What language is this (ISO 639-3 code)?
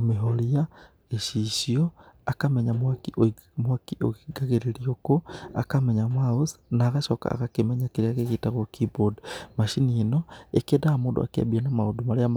kik